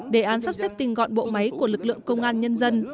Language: Vietnamese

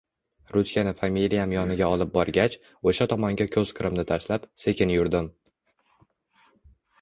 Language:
Uzbek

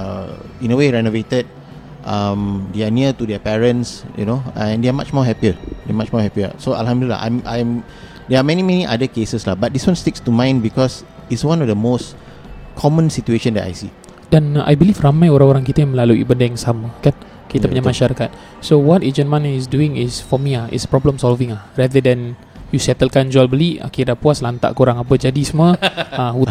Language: Malay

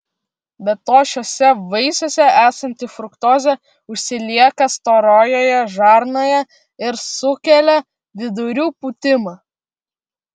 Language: Lithuanian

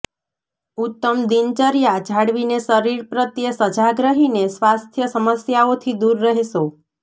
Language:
Gujarati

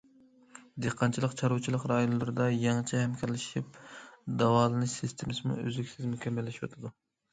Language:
Uyghur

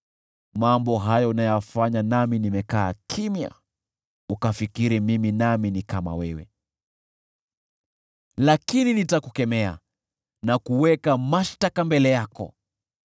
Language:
Swahili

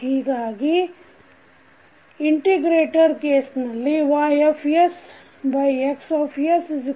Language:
Kannada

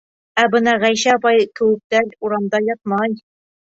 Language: Bashkir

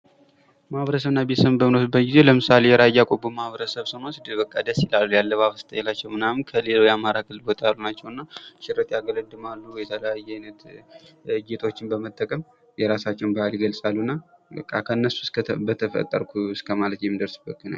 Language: Amharic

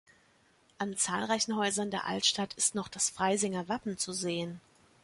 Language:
German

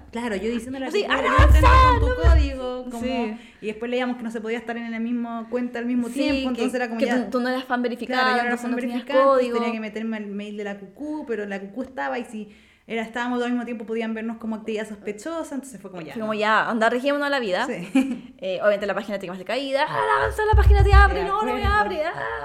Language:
Spanish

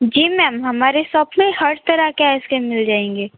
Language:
Hindi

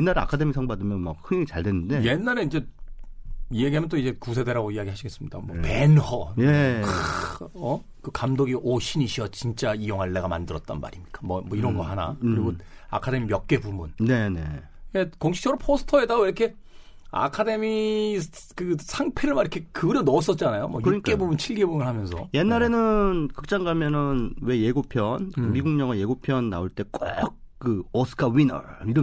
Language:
Korean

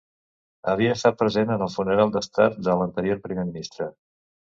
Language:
Catalan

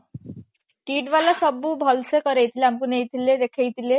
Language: Odia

